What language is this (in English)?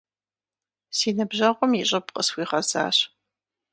Kabardian